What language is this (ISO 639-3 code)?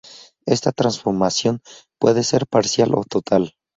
spa